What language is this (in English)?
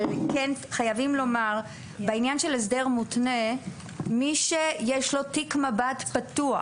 Hebrew